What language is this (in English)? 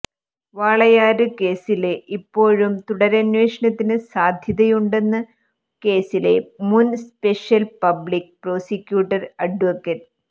Malayalam